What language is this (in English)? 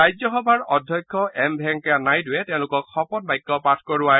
Assamese